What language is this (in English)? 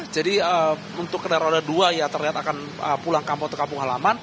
Indonesian